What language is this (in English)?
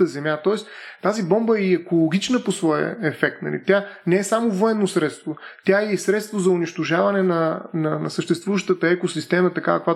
Bulgarian